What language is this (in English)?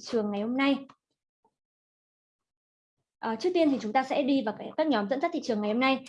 Vietnamese